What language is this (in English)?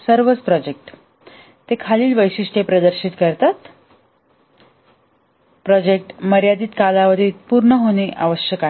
Marathi